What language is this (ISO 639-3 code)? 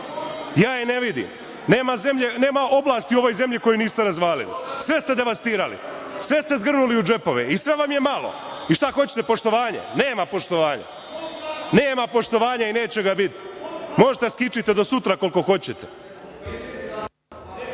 srp